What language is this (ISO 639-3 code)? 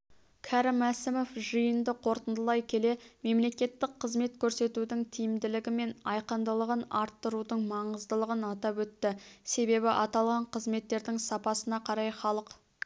kaz